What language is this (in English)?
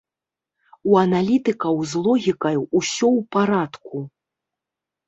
Belarusian